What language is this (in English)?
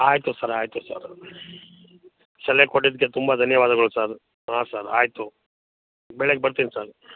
Kannada